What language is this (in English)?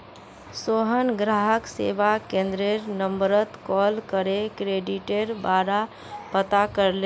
Magahi